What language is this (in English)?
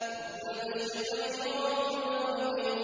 Arabic